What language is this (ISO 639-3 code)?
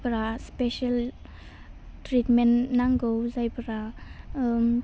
brx